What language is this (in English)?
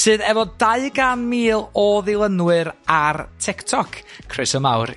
Welsh